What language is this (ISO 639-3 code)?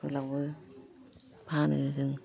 brx